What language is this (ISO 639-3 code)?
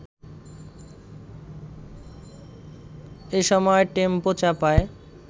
ben